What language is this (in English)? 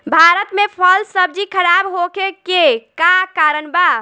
Bhojpuri